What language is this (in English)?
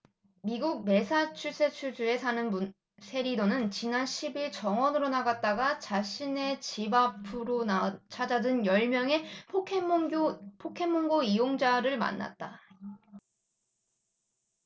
Korean